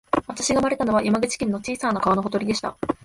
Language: Japanese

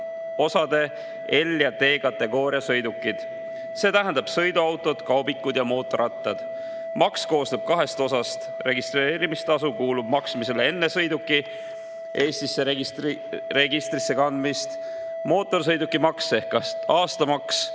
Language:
Estonian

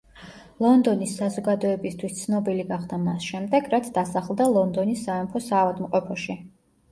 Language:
Georgian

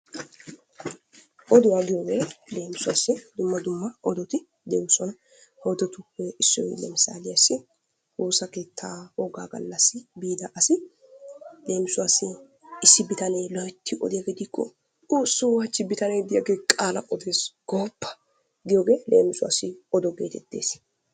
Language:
Wolaytta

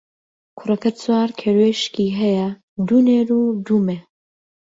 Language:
Central Kurdish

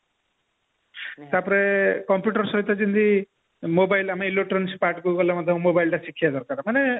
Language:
Odia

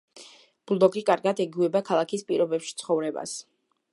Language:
Georgian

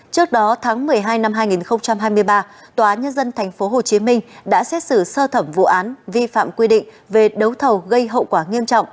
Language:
Vietnamese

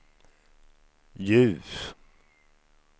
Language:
Swedish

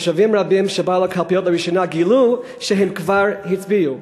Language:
Hebrew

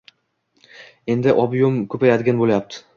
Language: Uzbek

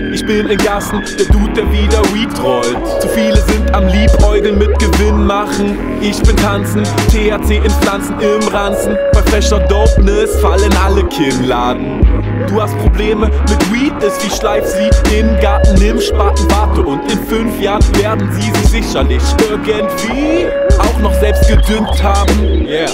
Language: German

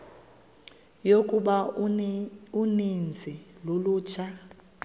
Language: Xhosa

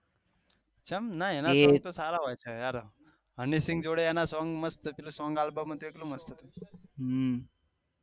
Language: Gujarati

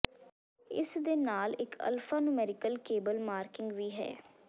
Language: Punjabi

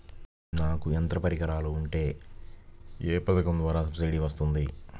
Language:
Telugu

